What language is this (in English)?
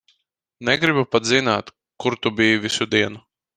Latvian